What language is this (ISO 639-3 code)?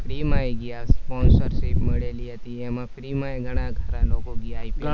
guj